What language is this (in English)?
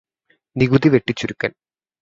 Malayalam